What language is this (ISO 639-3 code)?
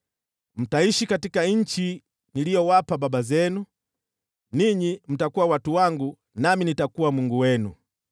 swa